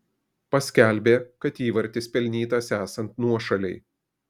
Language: Lithuanian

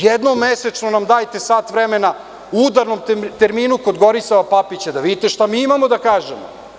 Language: Serbian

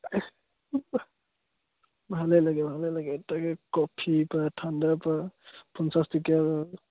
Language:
Assamese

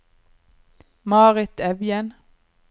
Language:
Norwegian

